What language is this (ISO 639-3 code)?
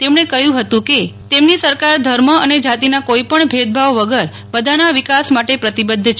guj